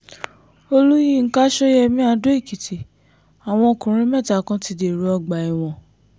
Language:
Yoruba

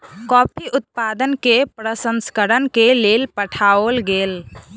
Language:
Maithili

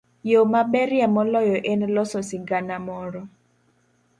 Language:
Luo (Kenya and Tanzania)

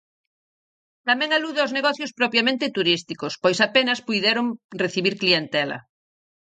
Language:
Galician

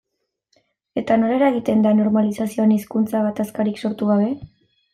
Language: Basque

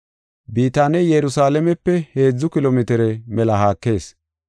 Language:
Gofa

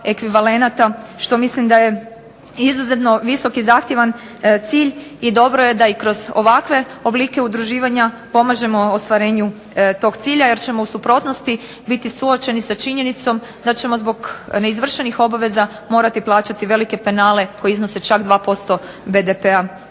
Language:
Croatian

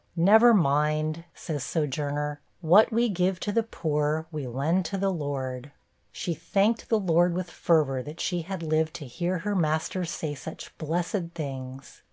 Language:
English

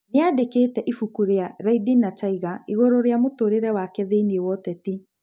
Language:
Kikuyu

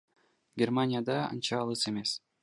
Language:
Kyrgyz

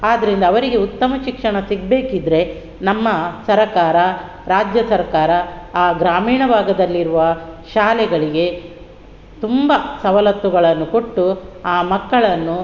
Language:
Kannada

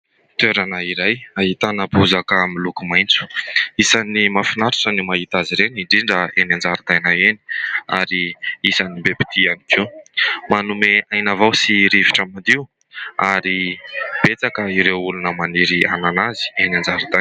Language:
Malagasy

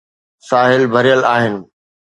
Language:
Sindhi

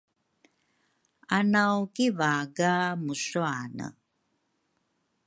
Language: Rukai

